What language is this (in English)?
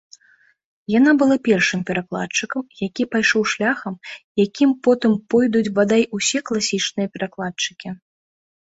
Belarusian